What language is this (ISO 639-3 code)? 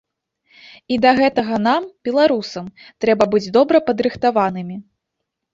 bel